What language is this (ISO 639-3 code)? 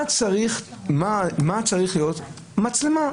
heb